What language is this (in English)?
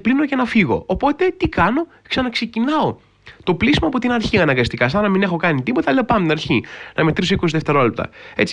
Greek